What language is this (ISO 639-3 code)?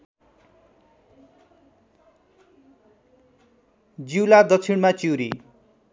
nep